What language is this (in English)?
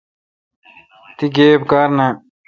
Kalkoti